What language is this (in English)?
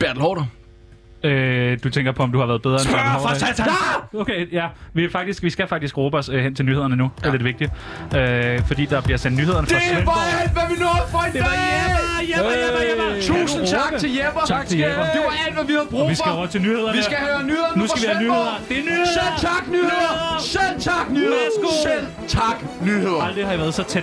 Danish